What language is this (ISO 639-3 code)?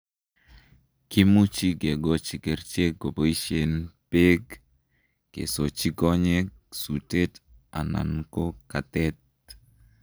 kln